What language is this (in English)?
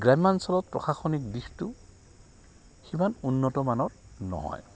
Assamese